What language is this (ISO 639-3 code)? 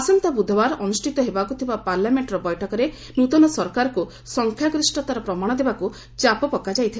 ori